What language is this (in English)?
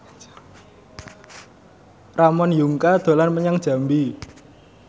Javanese